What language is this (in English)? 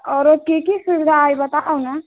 Maithili